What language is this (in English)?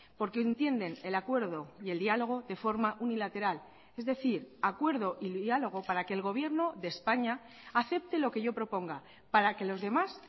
Spanish